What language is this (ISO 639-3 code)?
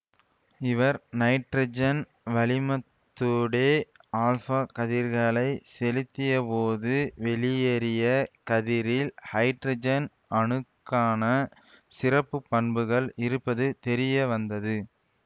tam